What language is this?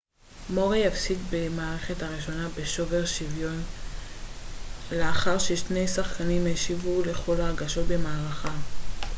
Hebrew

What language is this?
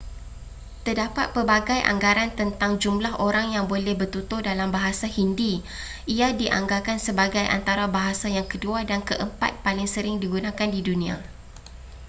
Malay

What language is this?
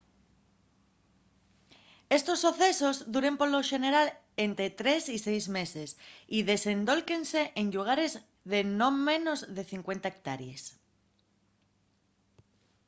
Asturian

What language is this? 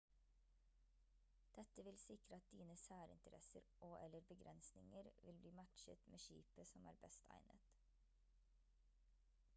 Norwegian Bokmål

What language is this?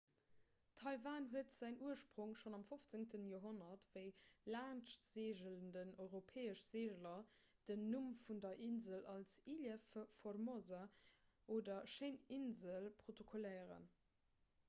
Luxembourgish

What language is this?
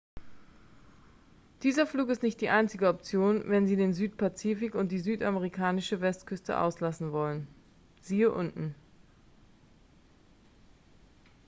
German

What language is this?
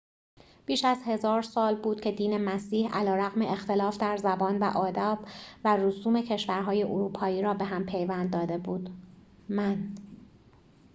Persian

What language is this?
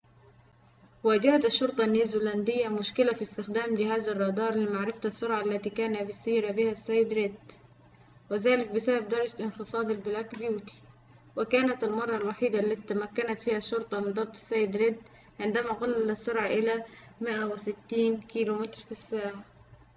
Arabic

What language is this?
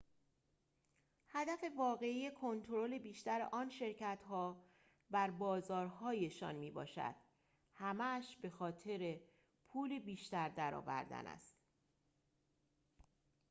Persian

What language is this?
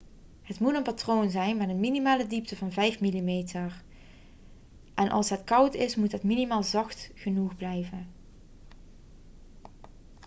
Dutch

